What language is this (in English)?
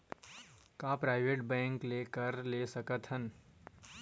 Chhattisgarhi